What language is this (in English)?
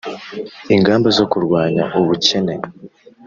Kinyarwanda